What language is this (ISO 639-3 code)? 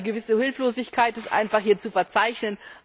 deu